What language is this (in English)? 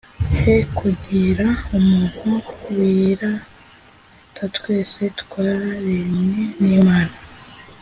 Kinyarwanda